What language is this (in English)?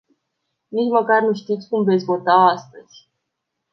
Romanian